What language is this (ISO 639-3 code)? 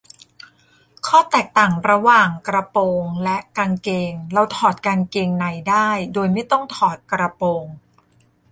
tha